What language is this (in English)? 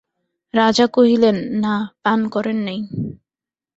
Bangla